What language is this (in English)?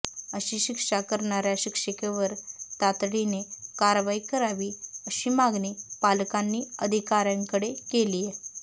Marathi